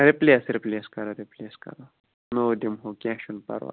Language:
Kashmiri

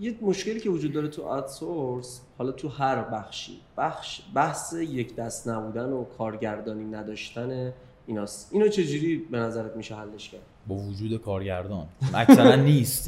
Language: Persian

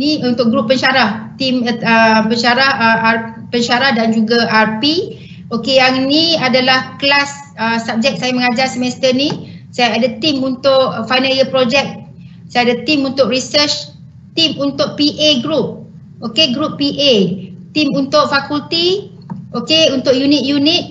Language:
Malay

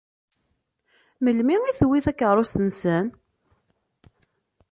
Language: Kabyle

